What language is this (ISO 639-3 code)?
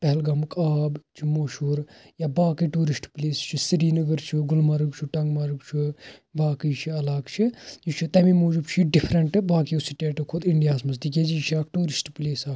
kas